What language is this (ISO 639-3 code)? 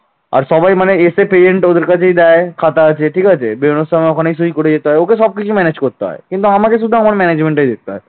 ben